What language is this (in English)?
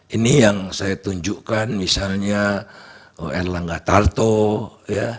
Indonesian